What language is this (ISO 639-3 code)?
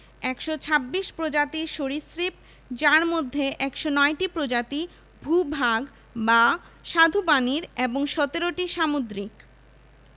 ben